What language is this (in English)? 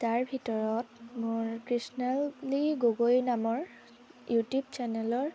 Assamese